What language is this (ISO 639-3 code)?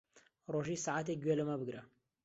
ckb